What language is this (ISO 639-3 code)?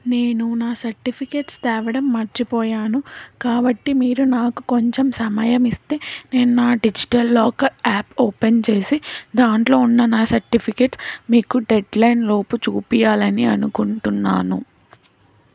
tel